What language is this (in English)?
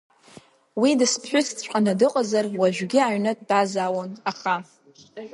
Abkhazian